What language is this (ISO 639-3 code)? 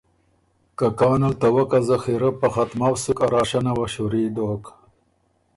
oru